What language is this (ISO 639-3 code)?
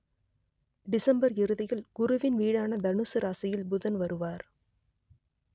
tam